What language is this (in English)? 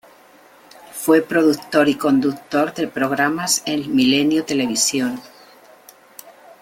Spanish